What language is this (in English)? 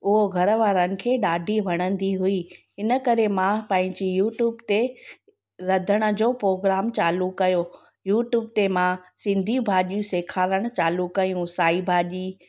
Sindhi